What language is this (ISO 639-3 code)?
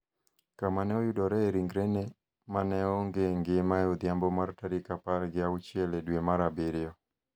luo